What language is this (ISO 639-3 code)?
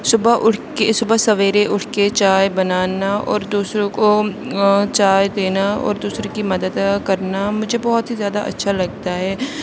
urd